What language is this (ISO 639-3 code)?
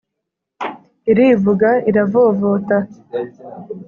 kin